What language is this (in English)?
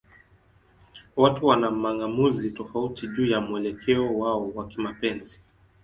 Swahili